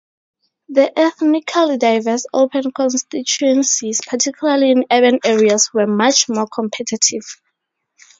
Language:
English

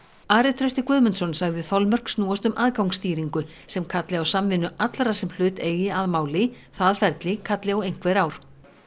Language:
Icelandic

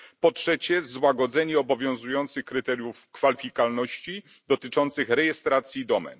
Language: Polish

